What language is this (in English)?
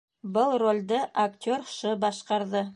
Bashkir